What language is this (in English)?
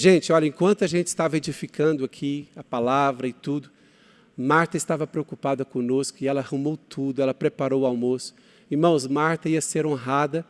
Portuguese